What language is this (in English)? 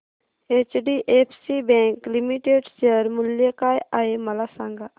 Marathi